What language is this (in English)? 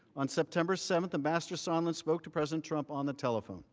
English